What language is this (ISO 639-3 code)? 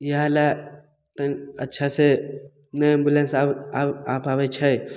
mai